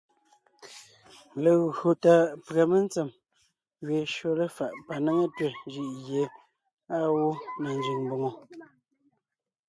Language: Ngiemboon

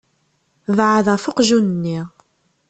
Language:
Kabyle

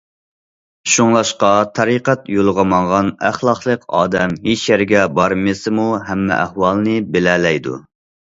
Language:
Uyghur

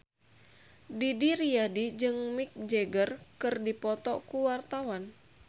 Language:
Sundanese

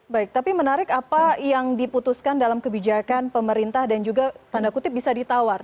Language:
Indonesian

